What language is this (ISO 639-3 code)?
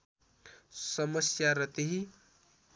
nep